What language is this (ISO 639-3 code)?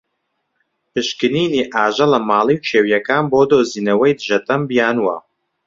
ckb